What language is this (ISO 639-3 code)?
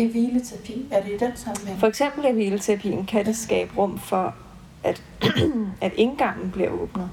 dan